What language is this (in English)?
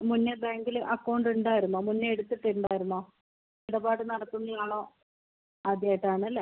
Malayalam